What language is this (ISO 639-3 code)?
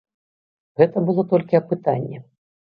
bel